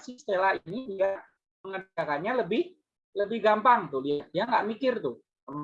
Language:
Indonesian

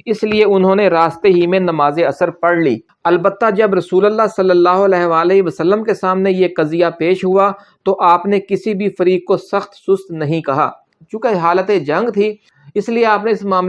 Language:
Urdu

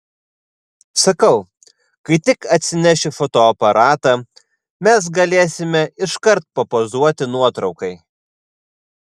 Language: Lithuanian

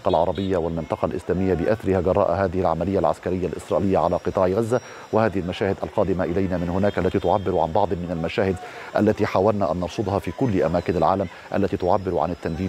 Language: Arabic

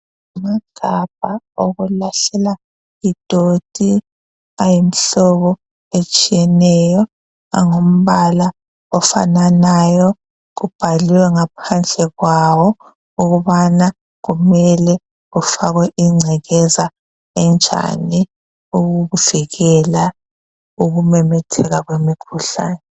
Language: North Ndebele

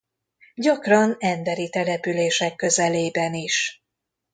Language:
Hungarian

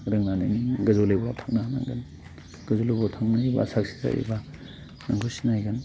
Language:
Bodo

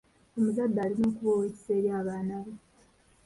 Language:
Ganda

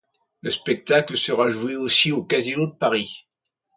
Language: French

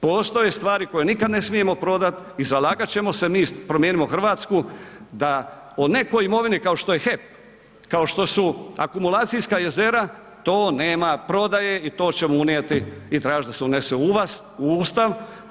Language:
Croatian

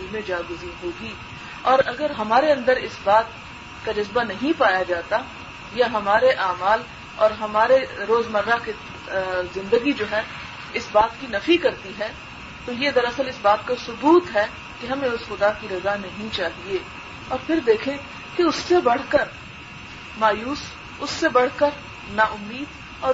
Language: Urdu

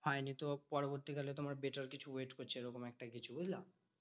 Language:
Bangla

